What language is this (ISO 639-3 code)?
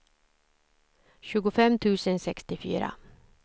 swe